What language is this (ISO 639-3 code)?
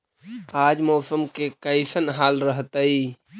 mag